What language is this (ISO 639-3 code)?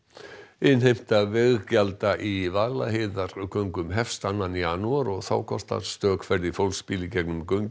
isl